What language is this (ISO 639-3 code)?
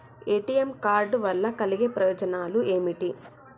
tel